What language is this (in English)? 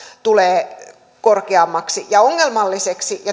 Finnish